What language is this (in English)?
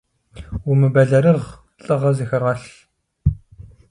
Kabardian